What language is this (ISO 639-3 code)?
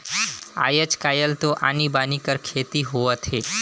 hne